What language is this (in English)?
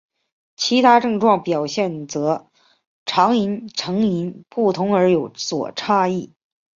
Chinese